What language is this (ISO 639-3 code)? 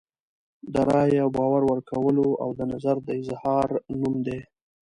pus